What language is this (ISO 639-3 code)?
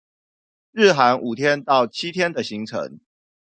zho